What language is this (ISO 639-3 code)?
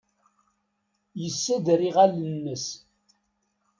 kab